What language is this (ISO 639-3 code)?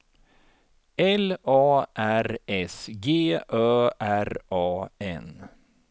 swe